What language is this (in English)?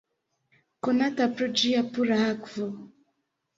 Esperanto